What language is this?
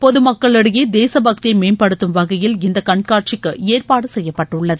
Tamil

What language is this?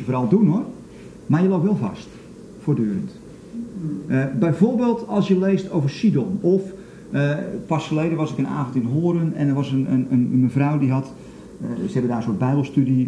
Dutch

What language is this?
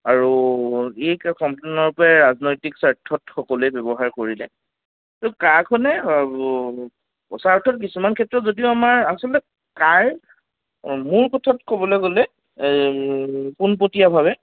Assamese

